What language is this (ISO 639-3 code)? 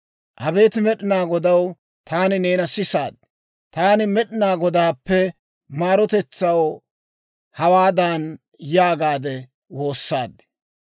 dwr